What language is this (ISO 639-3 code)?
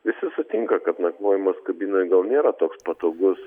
lit